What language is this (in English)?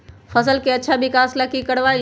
Magahi